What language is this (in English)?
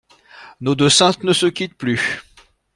French